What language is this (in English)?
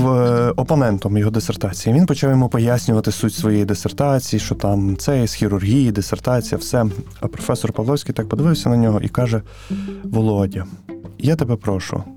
Ukrainian